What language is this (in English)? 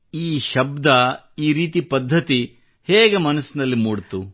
Kannada